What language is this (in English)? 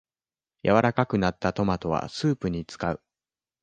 Japanese